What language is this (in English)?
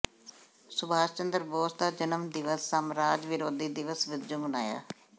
Punjabi